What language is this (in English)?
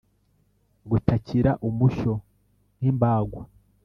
Kinyarwanda